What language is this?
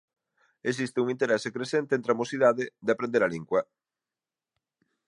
Galician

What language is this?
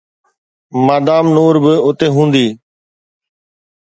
Sindhi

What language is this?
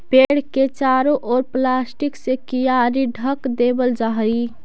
Magahi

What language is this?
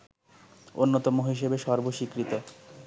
Bangla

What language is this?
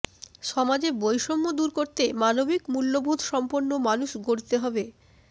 Bangla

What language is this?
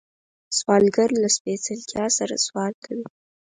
Pashto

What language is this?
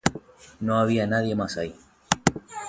Spanish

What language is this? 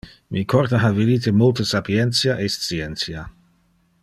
Interlingua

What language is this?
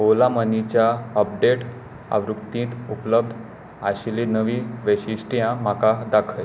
Konkani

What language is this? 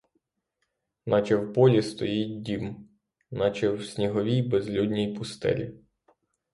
Ukrainian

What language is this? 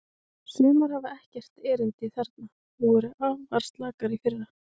Icelandic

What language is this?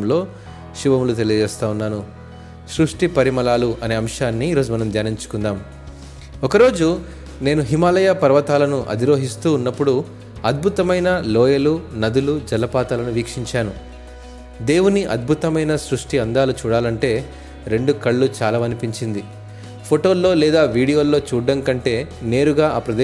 Telugu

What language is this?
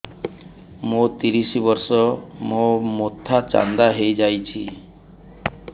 Odia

